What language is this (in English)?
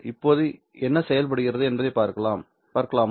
Tamil